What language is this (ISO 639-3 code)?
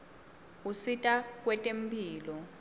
ssw